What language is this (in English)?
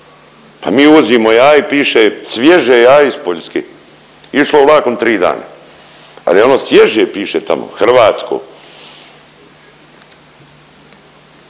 Croatian